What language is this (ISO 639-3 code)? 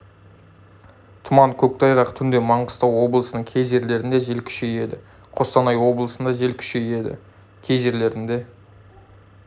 kaz